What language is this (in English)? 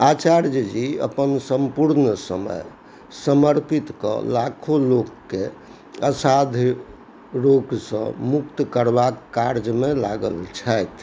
Maithili